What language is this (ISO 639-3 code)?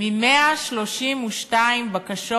heb